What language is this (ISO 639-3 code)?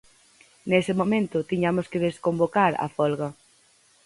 glg